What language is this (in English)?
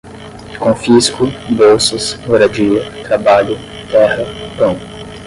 Portuguese